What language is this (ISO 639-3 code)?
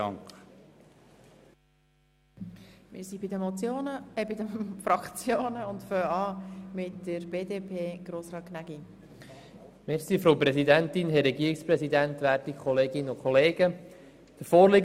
gsw